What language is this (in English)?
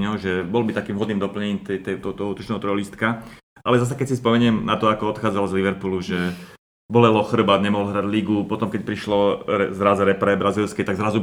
Slovak